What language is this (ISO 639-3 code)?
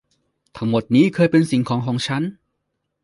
tha